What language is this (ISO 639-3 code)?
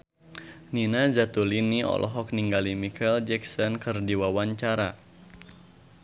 sun